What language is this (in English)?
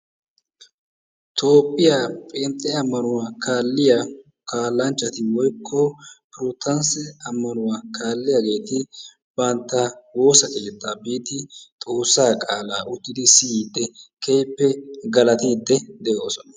Wolaytta